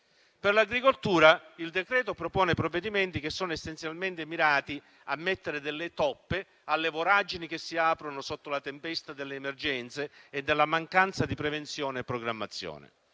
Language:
Italian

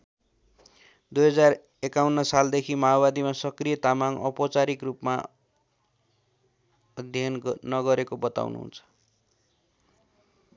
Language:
Nepali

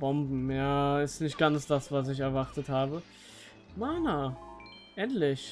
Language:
German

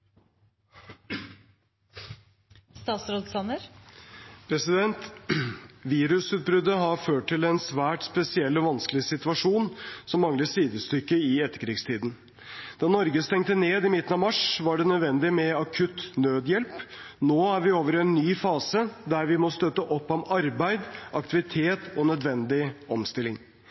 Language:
Norwegian Bokmål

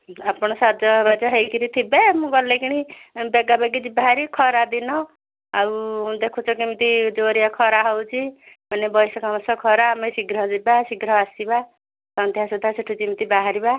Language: Odia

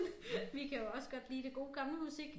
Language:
Danish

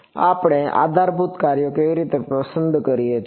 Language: Gujarati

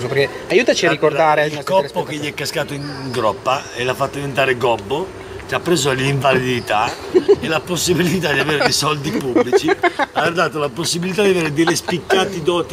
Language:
Italian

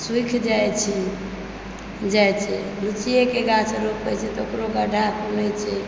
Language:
Maithili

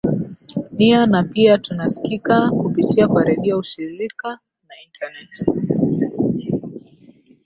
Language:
Swahili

